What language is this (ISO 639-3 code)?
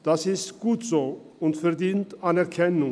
gsw